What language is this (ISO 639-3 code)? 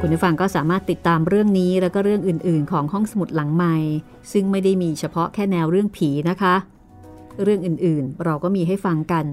tha